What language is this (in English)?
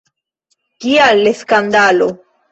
Esperanto